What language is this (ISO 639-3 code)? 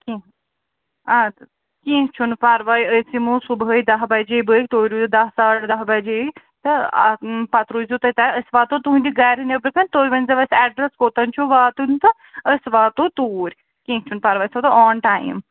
kas